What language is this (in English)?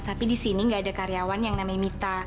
Indonesian